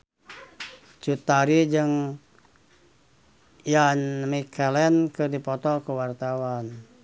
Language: Sundanese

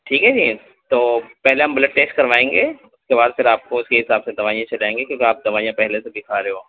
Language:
Urdu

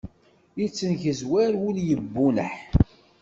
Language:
Kabyle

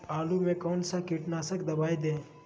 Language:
Magahi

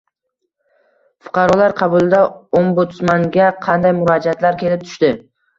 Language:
Uzbek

